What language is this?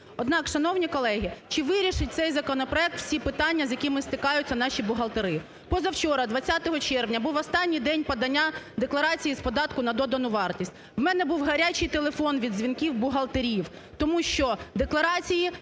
Ukrainian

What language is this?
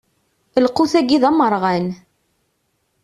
Kabyle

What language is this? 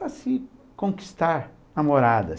Portuguese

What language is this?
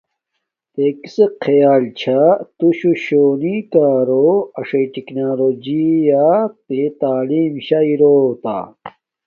Domaaki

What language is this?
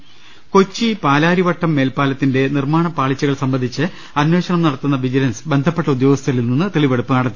Malayalam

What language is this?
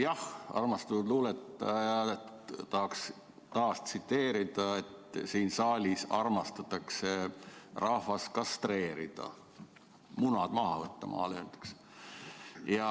Estonian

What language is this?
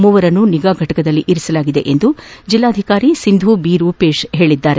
Kannada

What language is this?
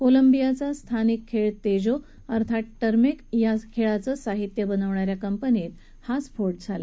Marathi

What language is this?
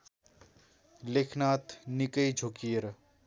Nepali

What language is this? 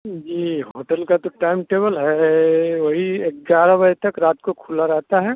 Hindi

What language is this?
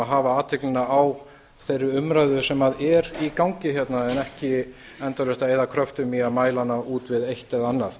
Icelandic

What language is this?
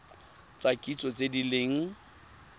Tswana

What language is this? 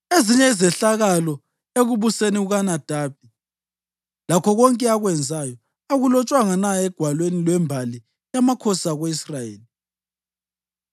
North Ndebele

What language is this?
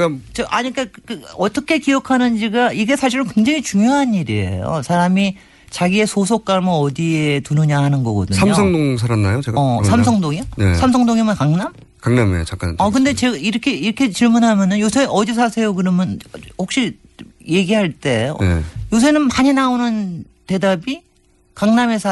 Korean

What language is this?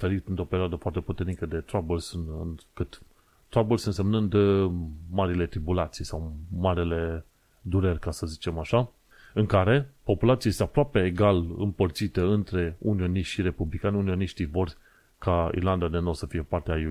Romanian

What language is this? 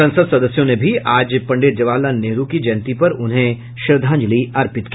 Hindi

